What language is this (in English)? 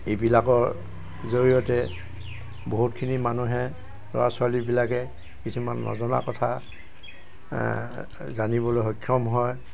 Assamese